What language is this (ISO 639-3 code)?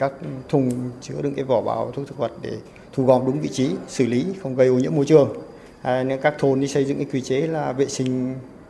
vie